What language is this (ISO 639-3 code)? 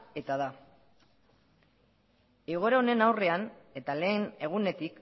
eus